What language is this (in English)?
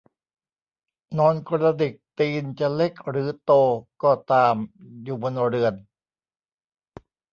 Thai